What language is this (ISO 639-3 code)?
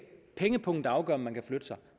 dan